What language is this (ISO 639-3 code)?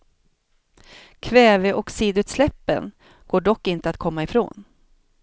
swe